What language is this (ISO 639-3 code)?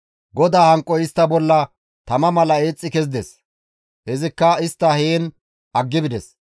gmv